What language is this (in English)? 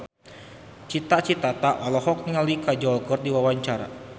Sundanese